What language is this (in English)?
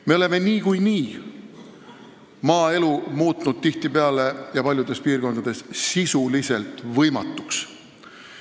Estonian